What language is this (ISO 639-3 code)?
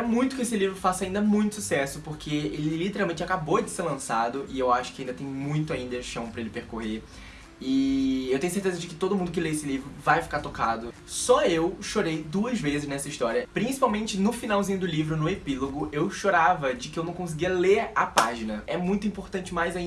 por